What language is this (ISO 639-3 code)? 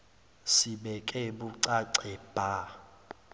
zul